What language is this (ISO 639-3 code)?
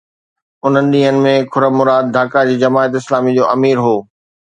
snd